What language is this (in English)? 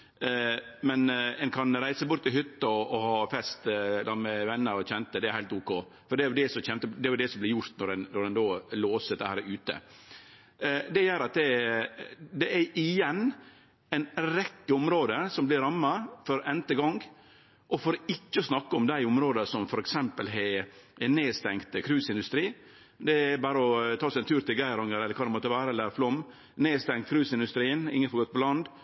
Norwegian Nynorsk